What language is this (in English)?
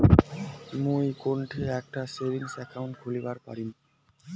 Bangla